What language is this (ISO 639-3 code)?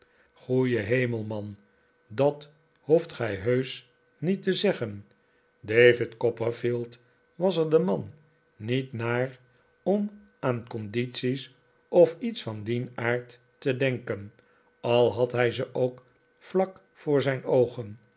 nld